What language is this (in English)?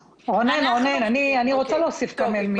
Hebrew